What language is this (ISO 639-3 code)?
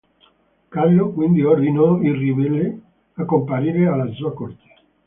ita